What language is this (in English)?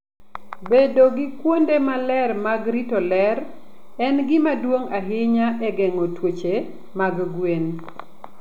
Luo (Kenya and Tanzania)